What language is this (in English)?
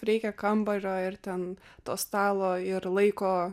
Lithuanian